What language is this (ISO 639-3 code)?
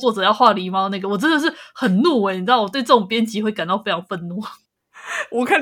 zho